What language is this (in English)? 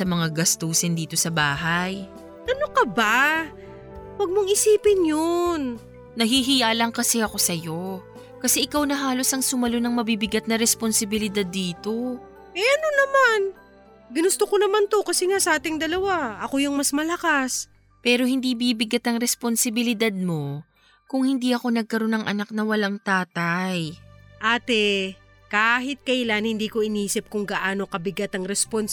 Filipino